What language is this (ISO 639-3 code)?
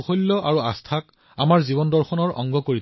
asm